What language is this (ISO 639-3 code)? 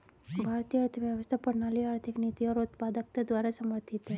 hin